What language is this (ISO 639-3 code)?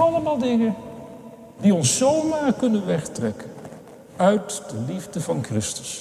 nld